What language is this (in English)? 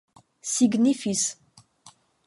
Esperanto